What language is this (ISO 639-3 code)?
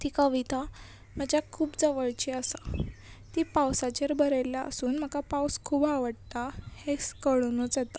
kok